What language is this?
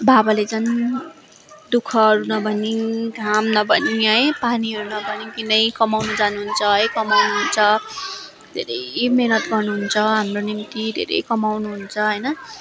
Nepali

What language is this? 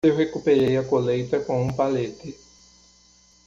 Portuguese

